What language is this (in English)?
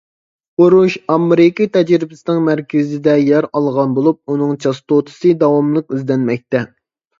Uyghur